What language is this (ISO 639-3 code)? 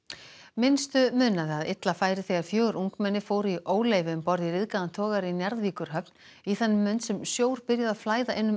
isl